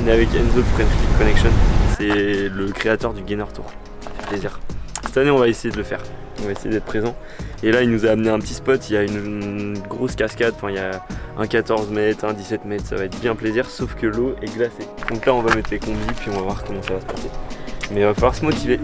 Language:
French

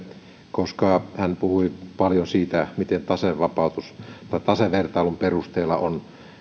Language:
Finnish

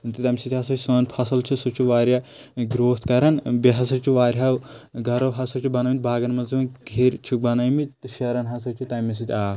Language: Kashmiri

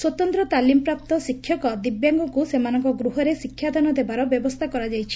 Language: Odia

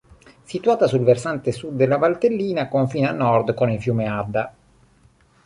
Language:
Italian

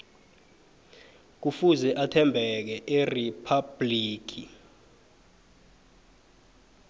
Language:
South Ndebele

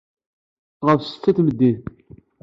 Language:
Kabyle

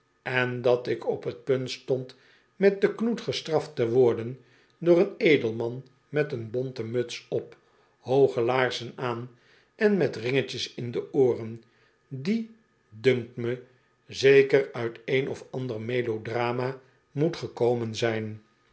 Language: Dutch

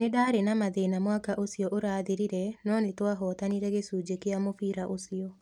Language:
Kikuyu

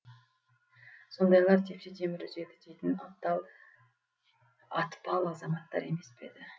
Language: Kazakh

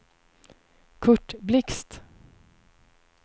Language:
Swedish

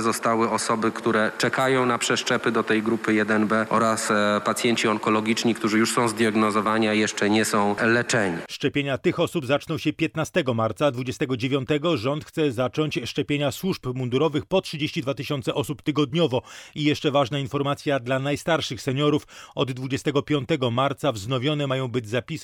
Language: Polish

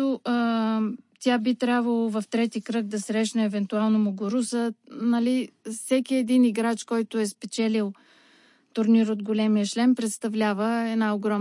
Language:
Bulgarian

